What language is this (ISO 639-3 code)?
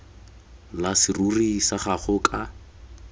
tsn